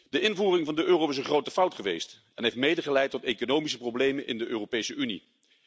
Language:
Dutch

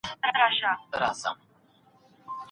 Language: Pashto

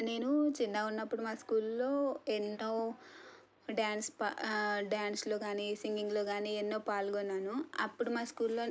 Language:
Telugu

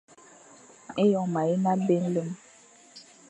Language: Fang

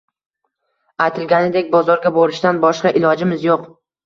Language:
Uzbek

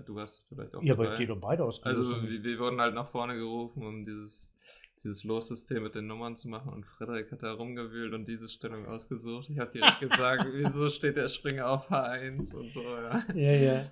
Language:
German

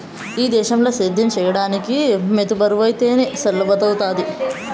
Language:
Telugu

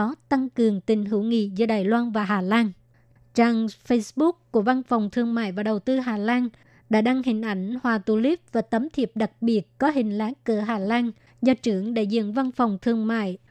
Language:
Vietnamese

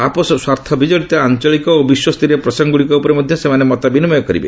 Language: Odia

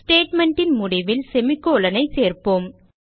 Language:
Tamil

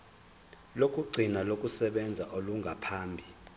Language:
Zulu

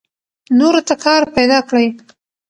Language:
Pashto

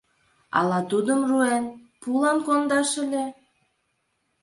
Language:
Mari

